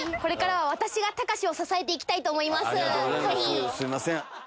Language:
Japanese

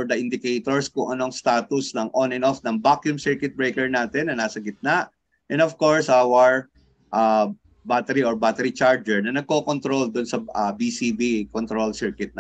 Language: Filipino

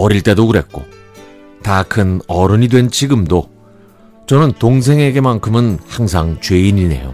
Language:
Korean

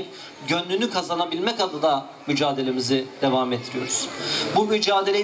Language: Turkish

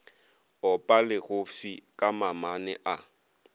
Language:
Northern Sotho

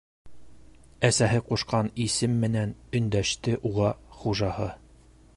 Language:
Bashkir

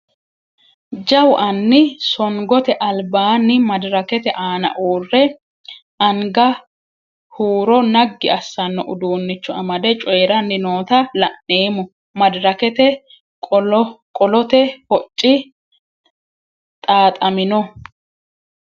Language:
Sidamo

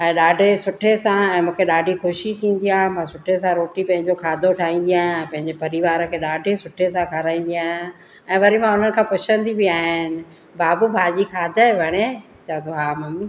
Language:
Sindhi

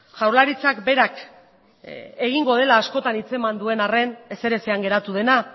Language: Basque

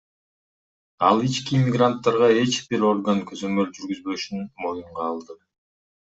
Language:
Kyrgyz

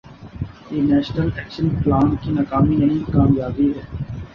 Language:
Urdu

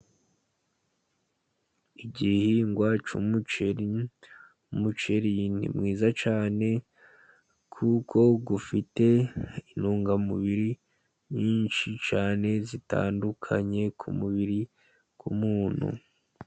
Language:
Kinyarwanda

